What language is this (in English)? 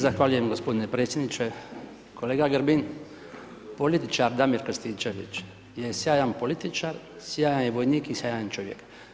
Croatian